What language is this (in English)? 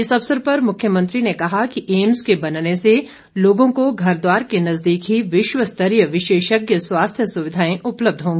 Hindi